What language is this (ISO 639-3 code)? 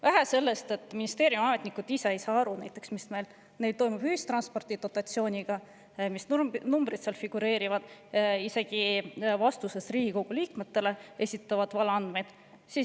est